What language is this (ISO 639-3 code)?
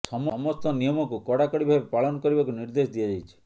ori